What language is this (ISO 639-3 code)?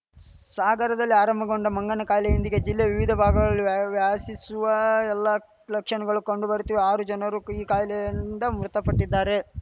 kan